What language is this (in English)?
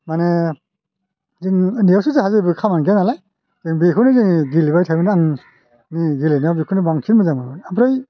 Bodo